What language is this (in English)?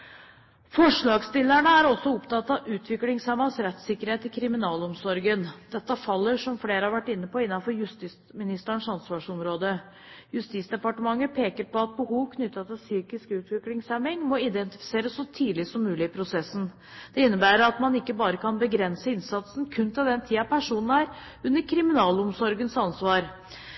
Norwegian Bokmål